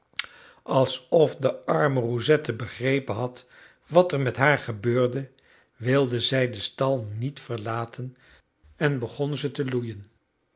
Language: Dutch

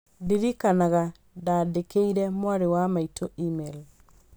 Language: Kikuyu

